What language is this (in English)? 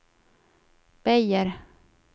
Swedish